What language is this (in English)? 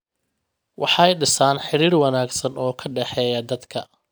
Somali